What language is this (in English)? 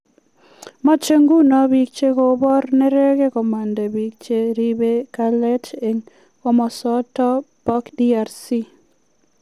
Kalenjin